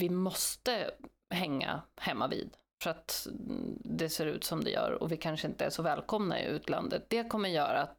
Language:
Swedish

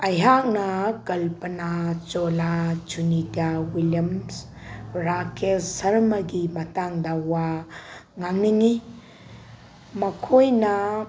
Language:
Manipuri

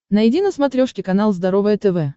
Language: Russian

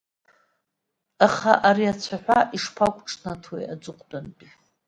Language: Abkhazian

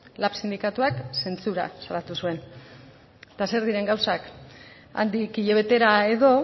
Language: Basque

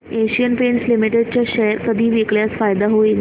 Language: Marathi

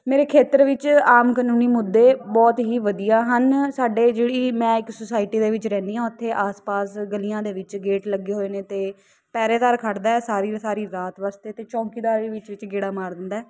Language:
Punjabi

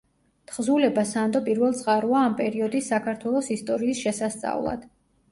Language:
Georgian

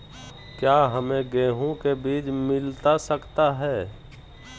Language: Magahi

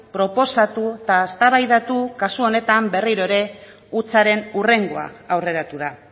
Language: Basque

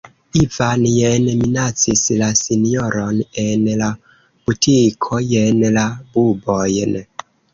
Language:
Esperanto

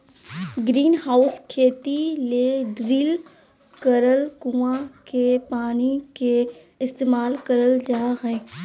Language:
Magahi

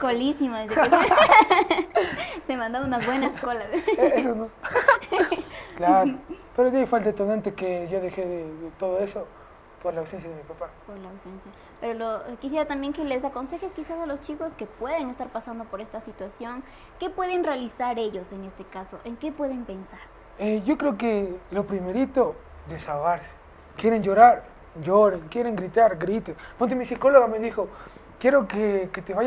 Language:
Spanish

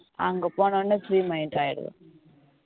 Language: Tamil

